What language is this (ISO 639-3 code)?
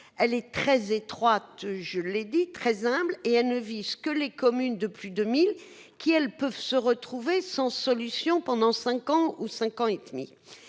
fra